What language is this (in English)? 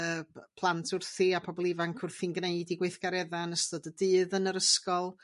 Welsh